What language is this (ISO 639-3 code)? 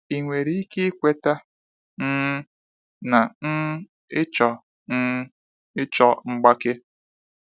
ibo